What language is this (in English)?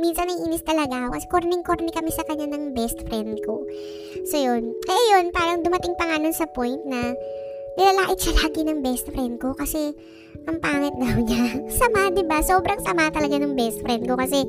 Filipino